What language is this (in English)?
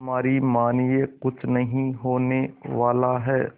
Hindi